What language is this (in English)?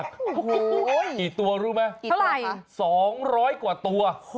Thai